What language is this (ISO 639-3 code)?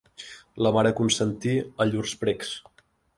cat